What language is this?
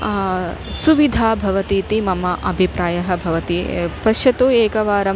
Sanskrit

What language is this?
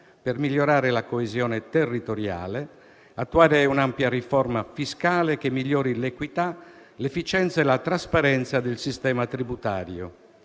Italian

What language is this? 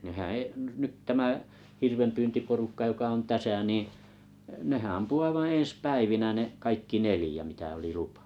Finnish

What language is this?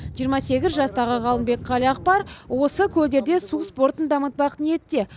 Kazakh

